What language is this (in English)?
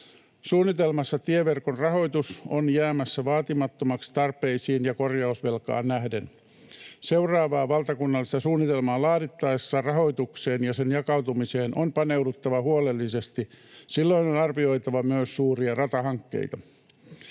Finnish